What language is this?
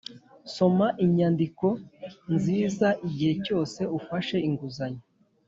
Kinyarwanda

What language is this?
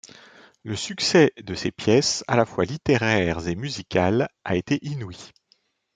French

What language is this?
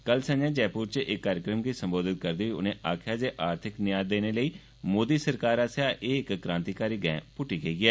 Dogri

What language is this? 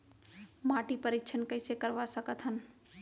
Chhattisgarhi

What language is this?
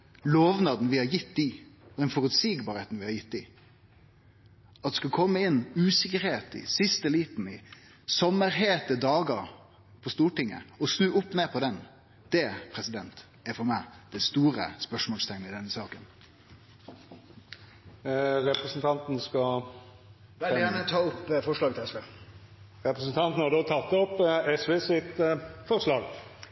Norwegian Nynorsk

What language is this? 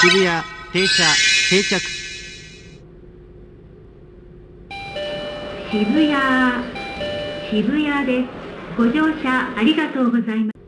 Japanese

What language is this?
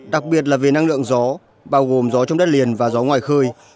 Vietnamese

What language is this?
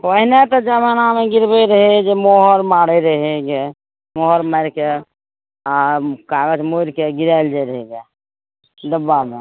Maithili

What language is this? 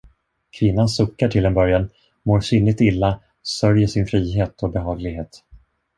Swedish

